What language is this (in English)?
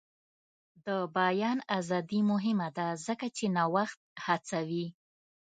Pashto